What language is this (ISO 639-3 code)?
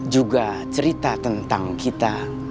ind